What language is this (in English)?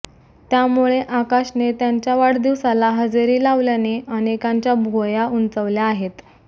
Marathi